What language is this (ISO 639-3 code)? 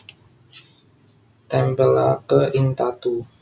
jav